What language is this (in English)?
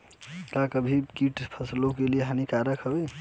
Bhojpuri